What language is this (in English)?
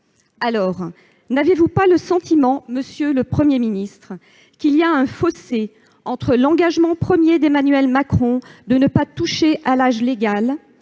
French